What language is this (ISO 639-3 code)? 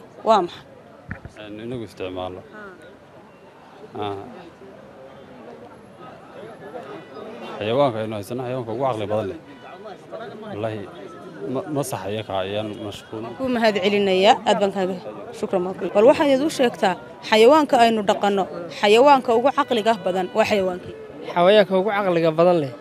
ara